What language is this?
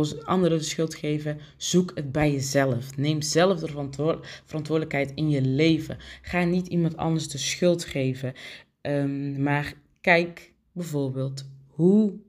Dutch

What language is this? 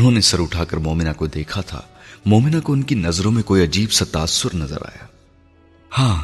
Urdu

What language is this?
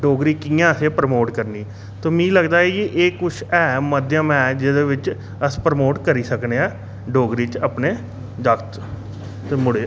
Dogri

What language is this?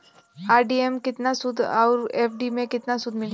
Bhojpuri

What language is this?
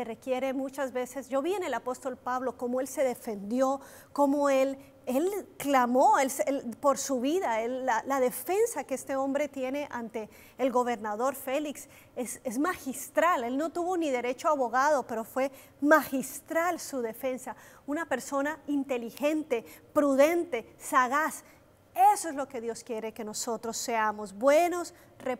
Spanish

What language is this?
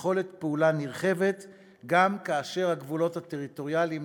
Hebrew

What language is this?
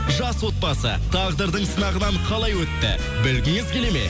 Kazakh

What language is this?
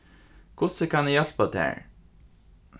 Faroese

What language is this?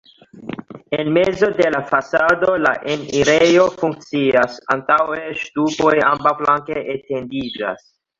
Esperanto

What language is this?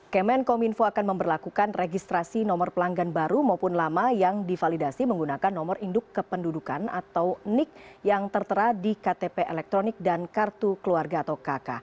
Indonesian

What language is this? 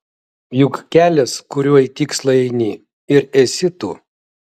Lithuanian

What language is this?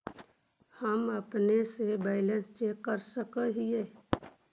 Magahi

